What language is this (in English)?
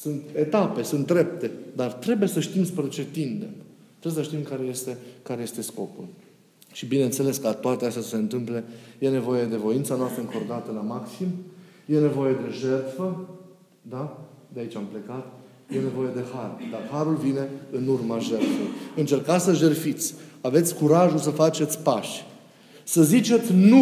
Romanian